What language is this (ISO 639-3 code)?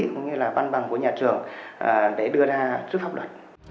vie